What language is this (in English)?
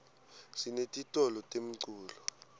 Swati